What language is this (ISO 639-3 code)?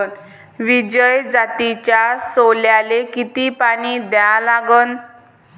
mar